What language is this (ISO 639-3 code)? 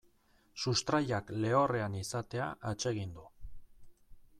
eus